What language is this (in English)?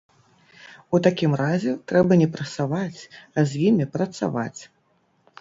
Belarusian